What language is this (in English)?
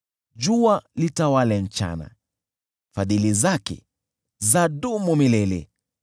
Swahili